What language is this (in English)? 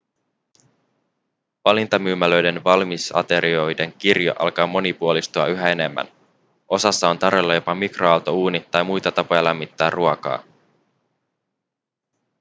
Finnish